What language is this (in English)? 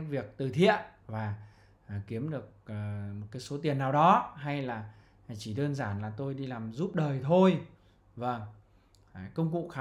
Vietnamese